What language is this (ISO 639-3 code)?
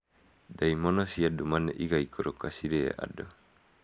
kik